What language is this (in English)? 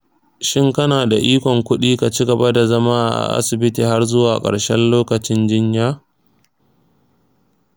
Hausa